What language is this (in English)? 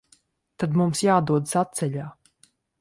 Latvian